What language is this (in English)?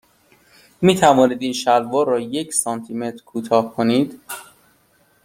Persian